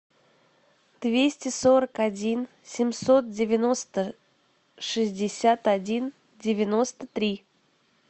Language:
Russian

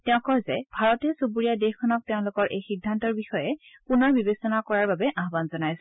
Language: Assamese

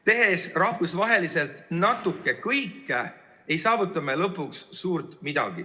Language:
Estonian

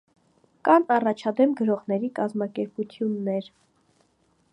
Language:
Armenian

